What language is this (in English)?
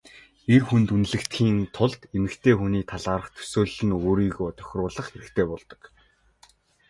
Mongolian